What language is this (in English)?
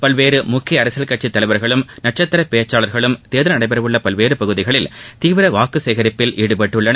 Tamil